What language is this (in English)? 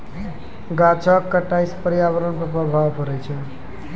Maithili